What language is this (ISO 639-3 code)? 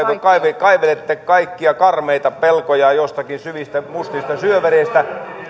fin